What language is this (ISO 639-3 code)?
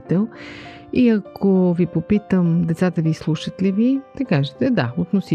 bul